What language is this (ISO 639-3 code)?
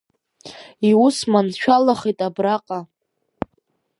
abk